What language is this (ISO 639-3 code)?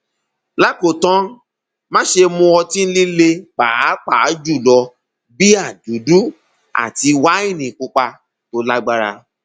yor